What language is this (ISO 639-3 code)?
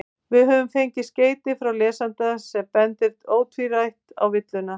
isl